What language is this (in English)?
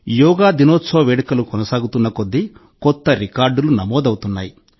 Telugu